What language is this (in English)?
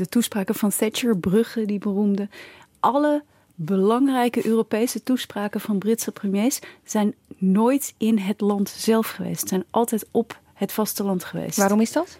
Dutch